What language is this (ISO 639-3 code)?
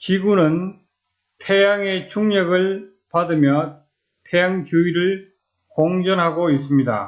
kor